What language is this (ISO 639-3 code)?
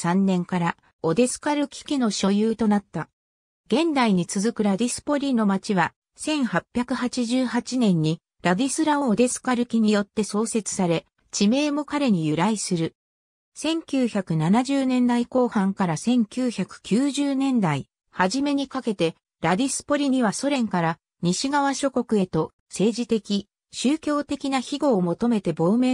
jpn